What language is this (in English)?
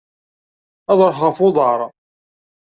Kabyle